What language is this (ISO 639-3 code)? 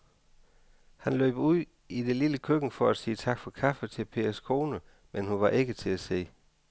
dan